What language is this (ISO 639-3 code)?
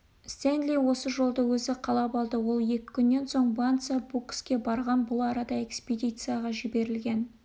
kaz